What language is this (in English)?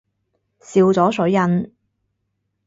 Cantonese